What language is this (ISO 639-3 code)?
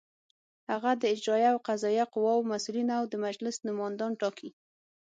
pus